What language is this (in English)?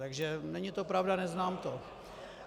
Czech